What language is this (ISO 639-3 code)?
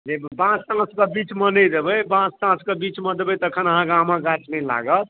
mai